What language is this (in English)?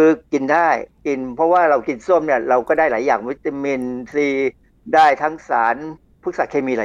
Thai